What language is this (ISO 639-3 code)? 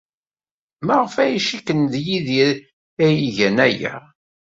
kab